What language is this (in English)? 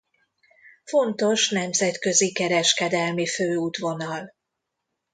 Hungarian